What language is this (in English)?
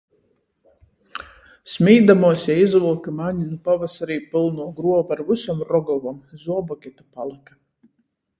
Latgalian